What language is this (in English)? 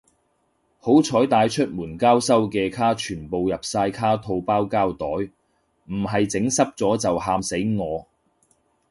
Cantonese